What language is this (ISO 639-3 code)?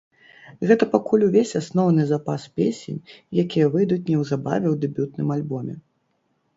bel